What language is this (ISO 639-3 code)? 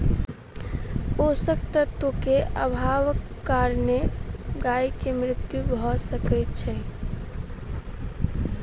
mai